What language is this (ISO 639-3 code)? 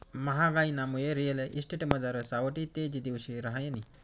mar